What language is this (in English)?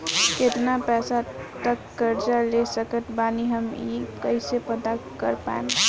Bhojpuri